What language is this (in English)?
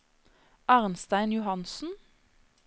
Norwegian